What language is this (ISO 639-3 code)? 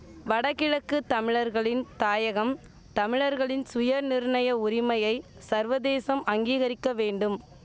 tam